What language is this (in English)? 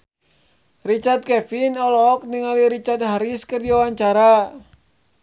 Sundanese